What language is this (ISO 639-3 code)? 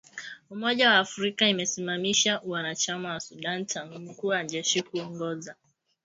swa